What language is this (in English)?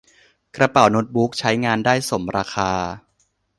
Thai